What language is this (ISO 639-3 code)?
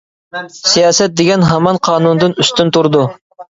uig